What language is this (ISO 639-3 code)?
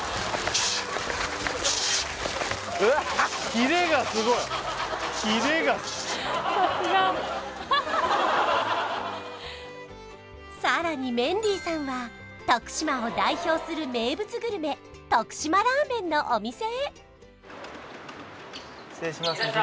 jpn